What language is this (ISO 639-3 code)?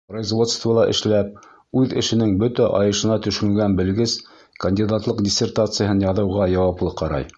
bak